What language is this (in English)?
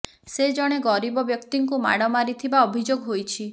Odia